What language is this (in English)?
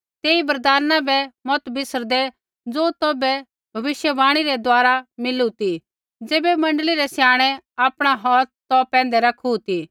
Kullu Pahari